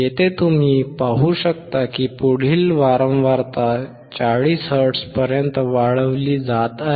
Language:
Marathi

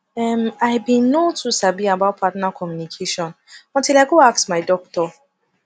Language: Nigerian Pidgin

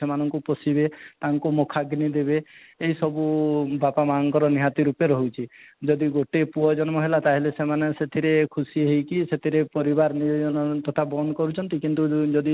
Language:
Odia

